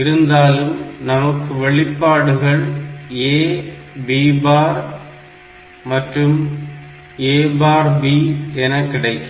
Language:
Tamil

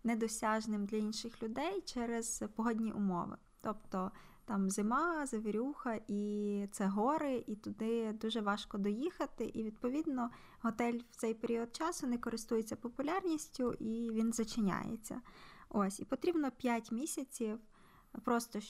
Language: Ukrainian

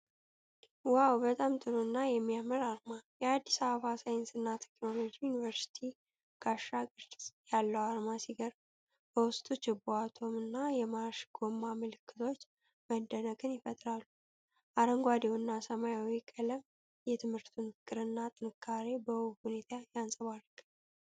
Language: Amharic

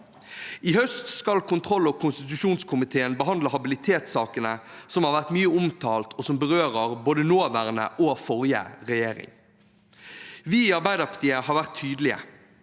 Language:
Norwegian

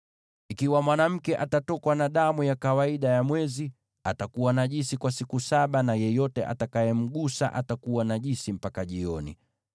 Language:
Swahili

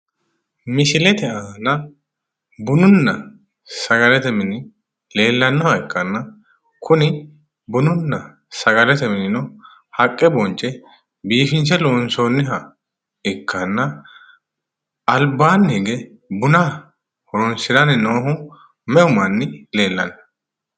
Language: Sidamo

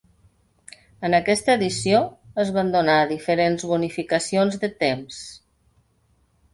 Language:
Catalan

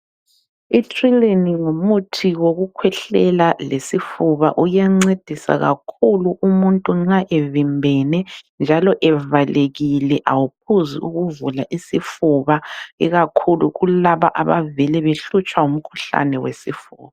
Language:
North Ndebele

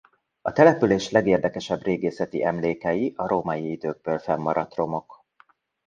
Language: Hungarian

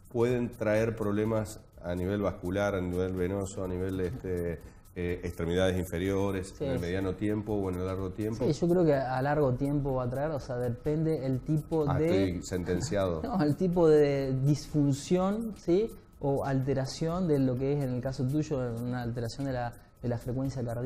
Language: Spanish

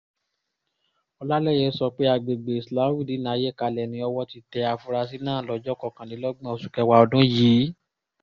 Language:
Yoruba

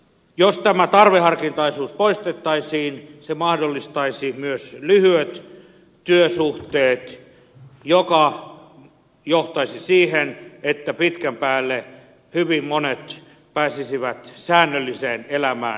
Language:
Finnish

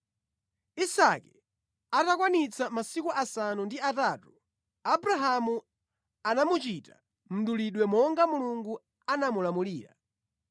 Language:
Nyanja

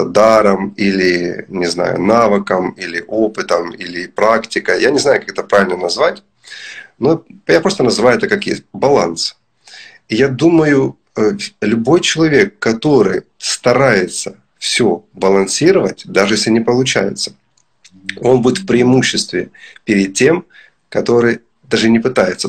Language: Russian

